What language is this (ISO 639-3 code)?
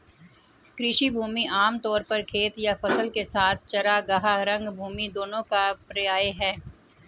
hin